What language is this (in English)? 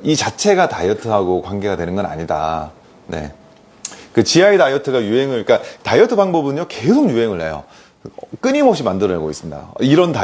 Korean